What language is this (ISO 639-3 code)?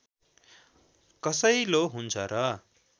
nep